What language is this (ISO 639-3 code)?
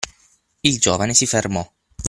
ita